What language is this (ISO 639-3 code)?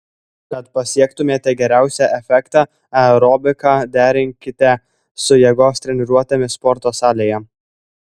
lit